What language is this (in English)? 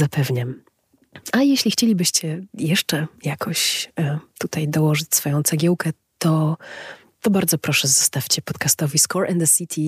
Polish